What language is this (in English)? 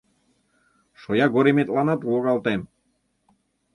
Mari